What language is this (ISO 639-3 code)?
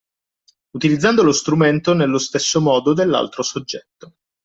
ita